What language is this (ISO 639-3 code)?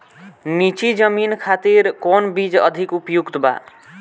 bho